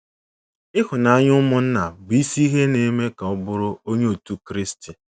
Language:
Igbo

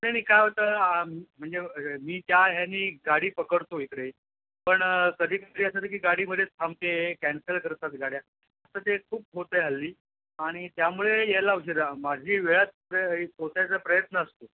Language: Marathi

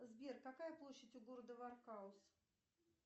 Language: Russian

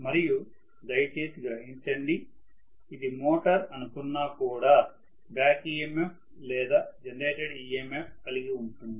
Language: Telugu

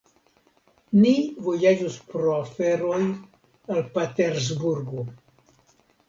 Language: Esperanto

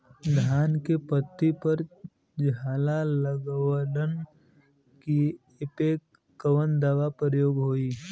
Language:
Bhojpuri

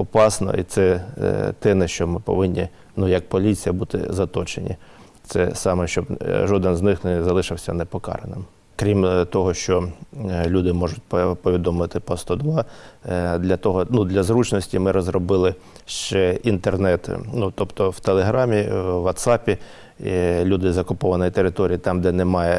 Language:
Ukrainian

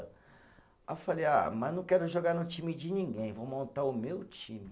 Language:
Portuguese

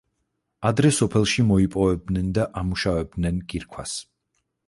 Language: Georgian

